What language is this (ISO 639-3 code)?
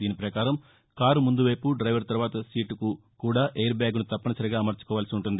tel